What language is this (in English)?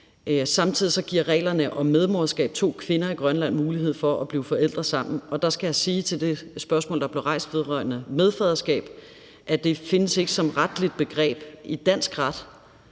Danish